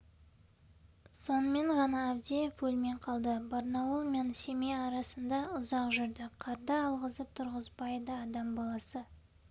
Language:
Kazakh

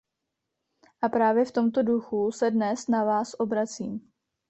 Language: Czech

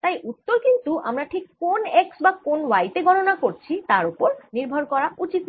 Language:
Bangla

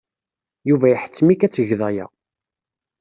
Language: Kabyle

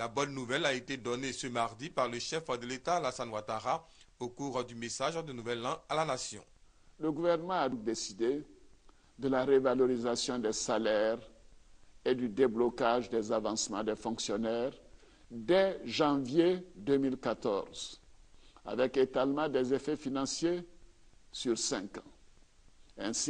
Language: French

